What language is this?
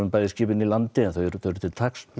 Icelandic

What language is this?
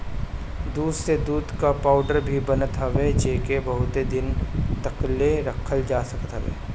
Bhojpuri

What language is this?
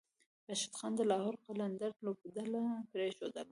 Pashto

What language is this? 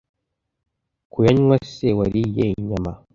Kinyarwanda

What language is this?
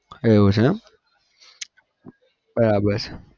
Gujarati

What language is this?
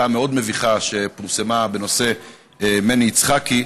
Hebrew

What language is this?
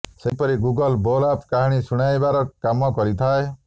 Odia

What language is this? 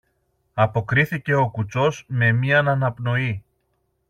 Greek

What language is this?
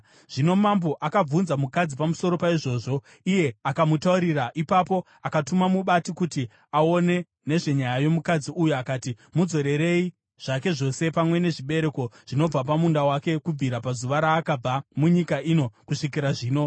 Shona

